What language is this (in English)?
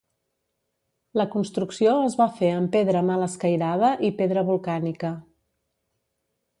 Catalan